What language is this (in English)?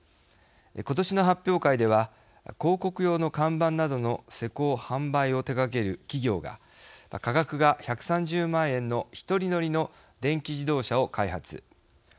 Japanese